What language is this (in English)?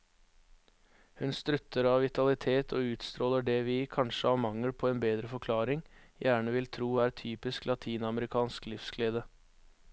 Norwegian